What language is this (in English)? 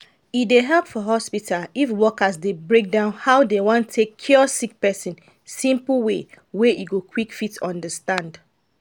Nigerian Pidgin